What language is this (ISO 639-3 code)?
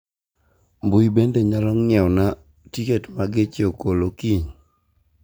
luo